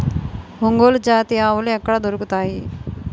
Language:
Telugu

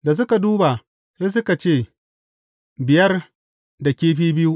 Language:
Hausa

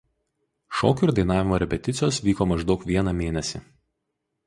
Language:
Lithuanian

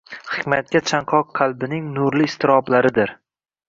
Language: Uzbek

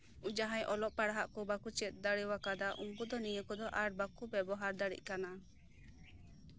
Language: Santali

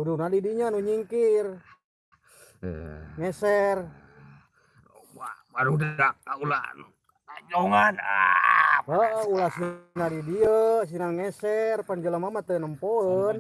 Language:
Indonesian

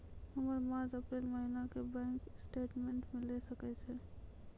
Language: Maithili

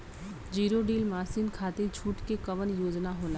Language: Bhojpuri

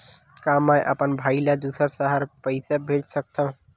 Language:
Chhattisgarhi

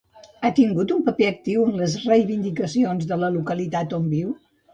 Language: Catalan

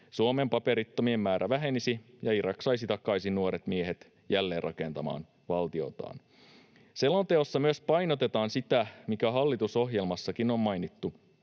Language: Finnish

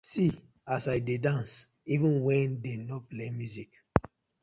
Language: Nigerian Pidgin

